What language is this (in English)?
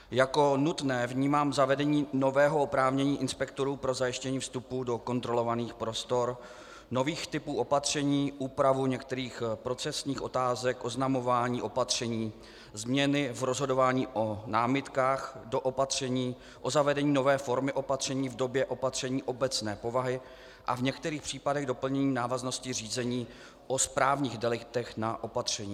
Czech